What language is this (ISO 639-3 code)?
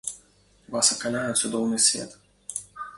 bel